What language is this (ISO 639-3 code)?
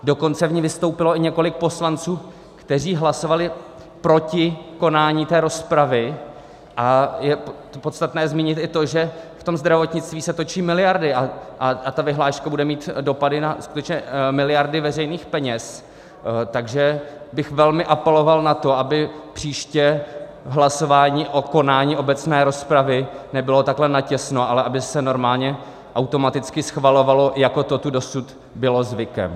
ces